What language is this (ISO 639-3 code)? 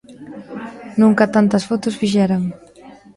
glg